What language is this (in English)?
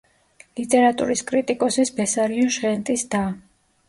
Georgian